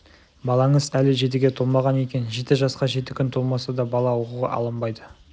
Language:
Kazakh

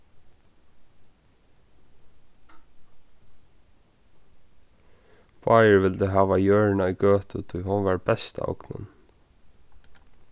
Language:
Faroese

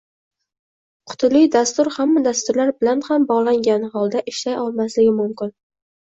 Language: Uzbek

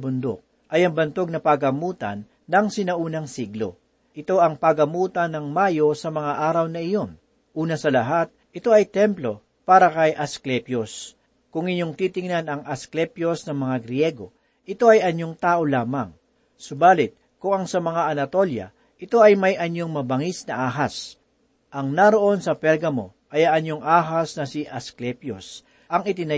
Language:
Filipino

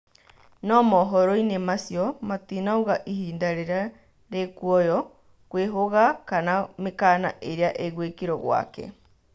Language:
Kikuyu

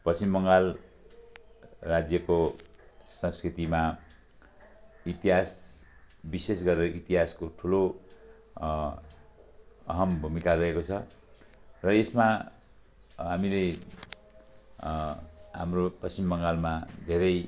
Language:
Nepali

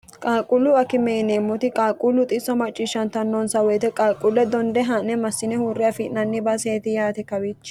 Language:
Sidamo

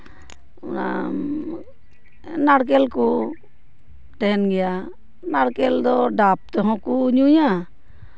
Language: Santali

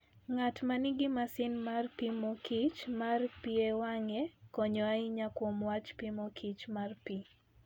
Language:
Luo (Kenya and Tanzania)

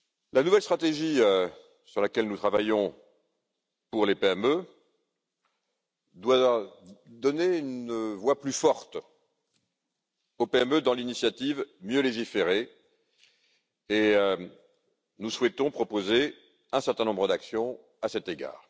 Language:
French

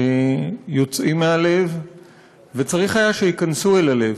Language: Hebrew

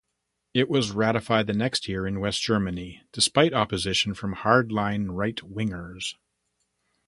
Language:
English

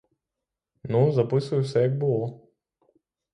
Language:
Ukrainian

